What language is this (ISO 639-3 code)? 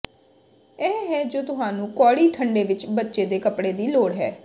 pan